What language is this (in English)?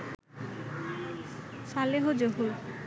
Bangla